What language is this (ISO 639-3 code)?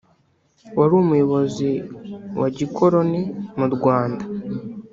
kin